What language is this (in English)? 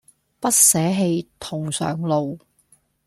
Cantonese